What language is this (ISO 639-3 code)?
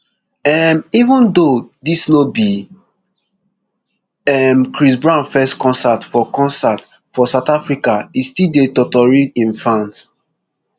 pcm